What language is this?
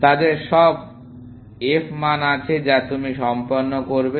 Bangla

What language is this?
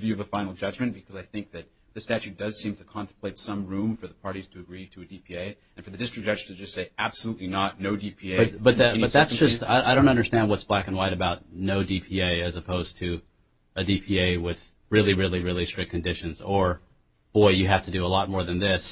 English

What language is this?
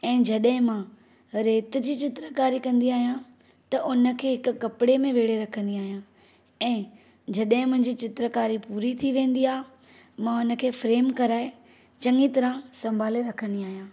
Sindhi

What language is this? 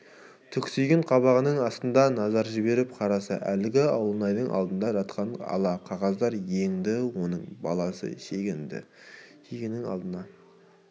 Kazakh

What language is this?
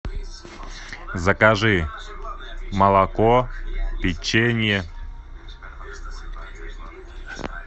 Russian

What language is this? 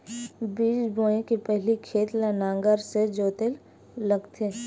Chhattisgarhi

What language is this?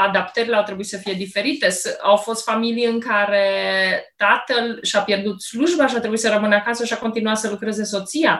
Romanian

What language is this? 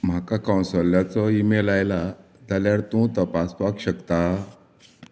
Konkani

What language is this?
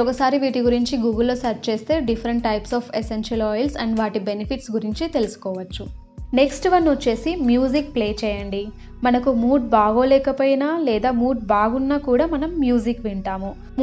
Telugu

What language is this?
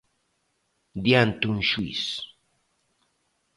Galician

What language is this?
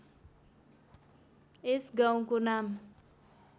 Nepali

